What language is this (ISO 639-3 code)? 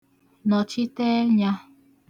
ibo